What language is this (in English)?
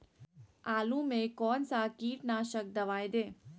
Magahi